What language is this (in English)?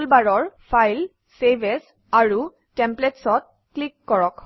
Assamese